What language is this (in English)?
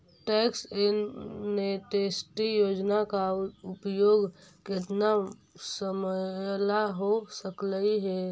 Magahi